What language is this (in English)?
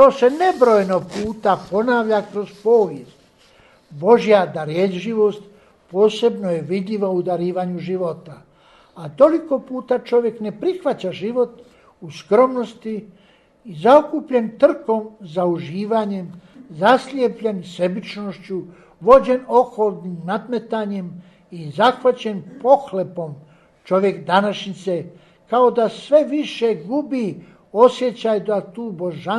Croatian